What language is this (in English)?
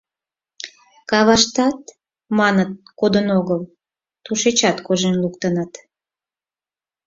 Mari